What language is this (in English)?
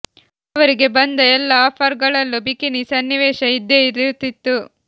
Kannada